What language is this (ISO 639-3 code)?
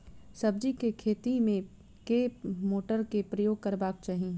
mai